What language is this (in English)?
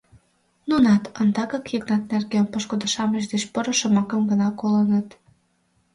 Mari